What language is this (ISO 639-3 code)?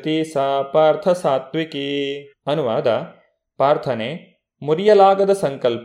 kan